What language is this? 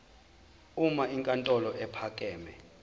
Zulu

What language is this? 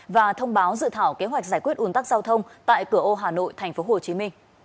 Vietnamese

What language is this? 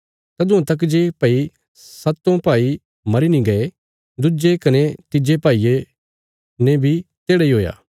Bilaspuri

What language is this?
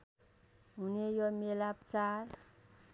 Nepali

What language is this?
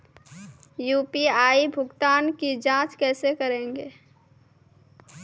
Maithili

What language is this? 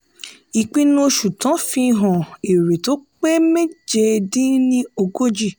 Yoruba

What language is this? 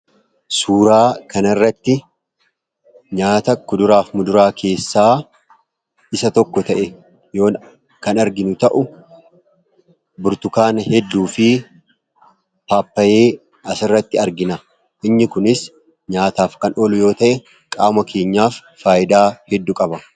Oromo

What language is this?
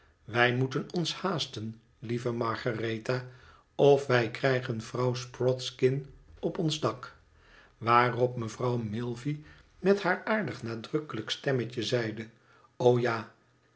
Dutch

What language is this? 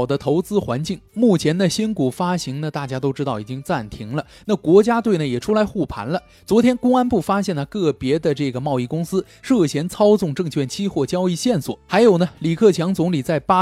Chinese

